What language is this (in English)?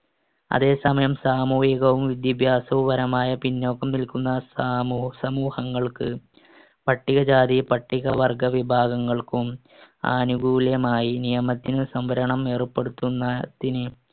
Malayalam